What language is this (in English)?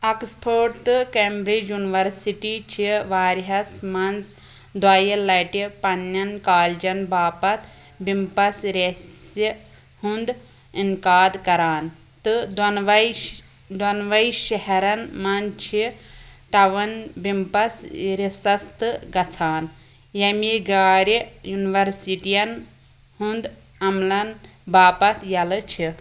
Kashmiri